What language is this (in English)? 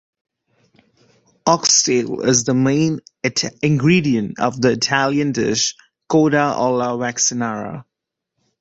English